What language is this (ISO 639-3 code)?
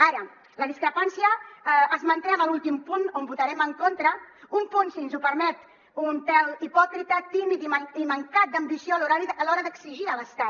cat